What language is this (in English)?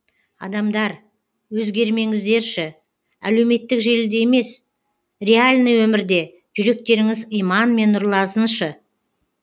Kazakh